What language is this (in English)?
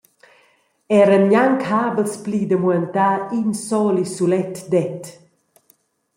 Romansh